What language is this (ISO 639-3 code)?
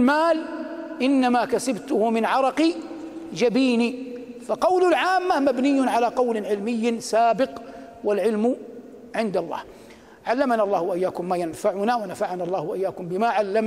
ara